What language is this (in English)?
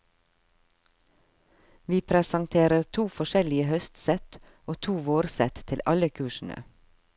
Norwegian